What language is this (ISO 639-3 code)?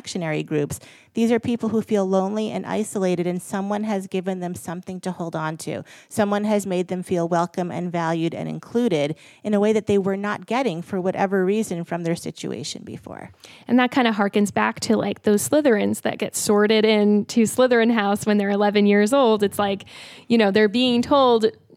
eng